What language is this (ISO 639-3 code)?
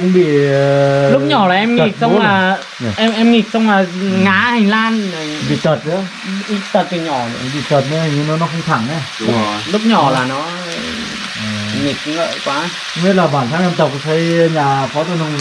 vie